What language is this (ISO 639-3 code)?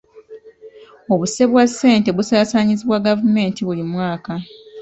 lug